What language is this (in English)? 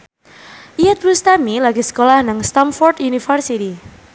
Javanese